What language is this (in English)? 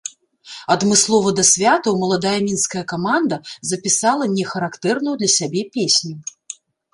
Belarusian